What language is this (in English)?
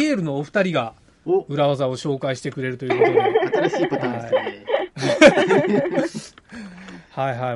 Japanese